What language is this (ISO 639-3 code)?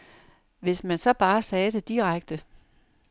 dan